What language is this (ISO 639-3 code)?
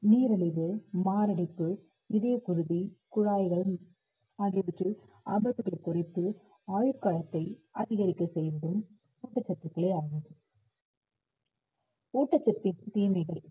tam